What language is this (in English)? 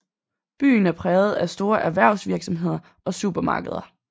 Danish